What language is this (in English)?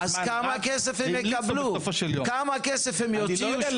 Hebrew